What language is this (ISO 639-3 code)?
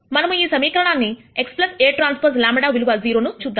tel